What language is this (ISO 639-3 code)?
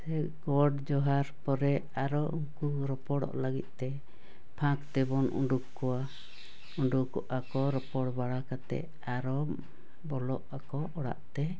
sat